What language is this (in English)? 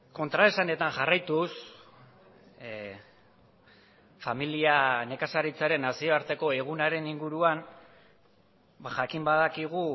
Basque